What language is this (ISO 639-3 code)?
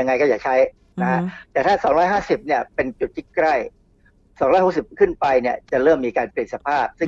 tha